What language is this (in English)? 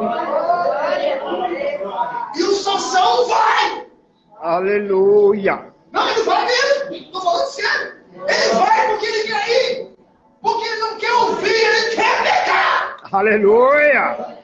Portuguese